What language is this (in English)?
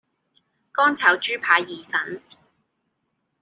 Cantonese